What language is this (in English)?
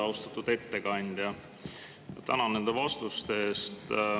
Estonian